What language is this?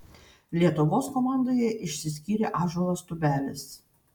Lithuanian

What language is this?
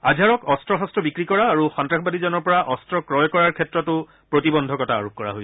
Assamese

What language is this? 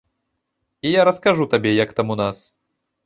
Belarusian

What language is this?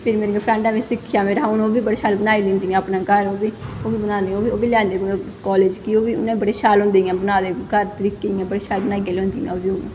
Dogri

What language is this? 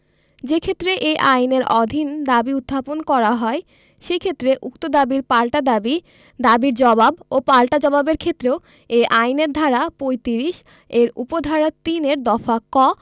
Bangla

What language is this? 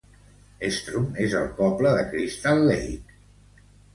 Catalan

